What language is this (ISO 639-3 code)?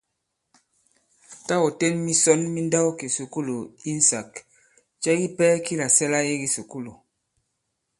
abb